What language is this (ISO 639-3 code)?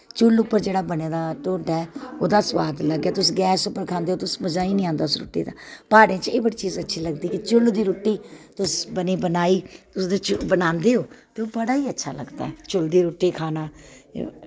doi